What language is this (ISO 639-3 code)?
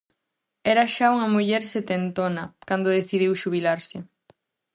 glg